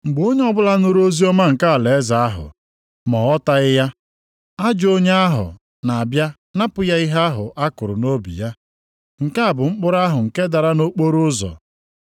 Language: Igbo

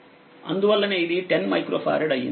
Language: Telugu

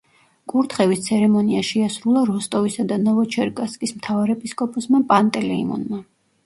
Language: Georgian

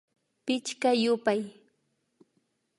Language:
Imbabura Highland Quichua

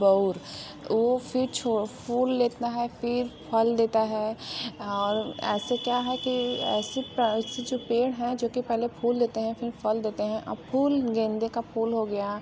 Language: Hindi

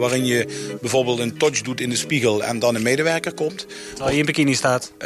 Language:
Dutch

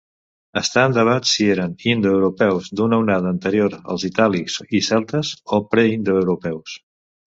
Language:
Catalan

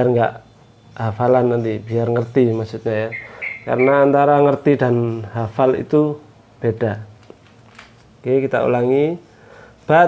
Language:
Indonesian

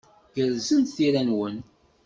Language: Kabyle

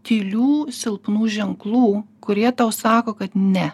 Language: Lithuanian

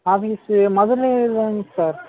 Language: Tamil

